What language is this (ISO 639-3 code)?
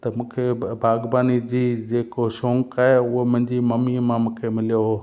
snd